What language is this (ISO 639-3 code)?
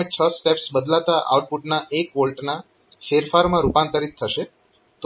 guj